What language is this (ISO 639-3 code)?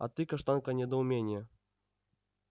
rus